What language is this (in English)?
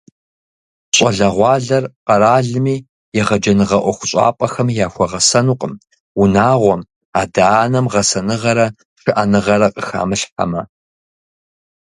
Kabardian